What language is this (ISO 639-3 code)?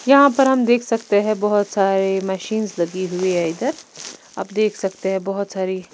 hin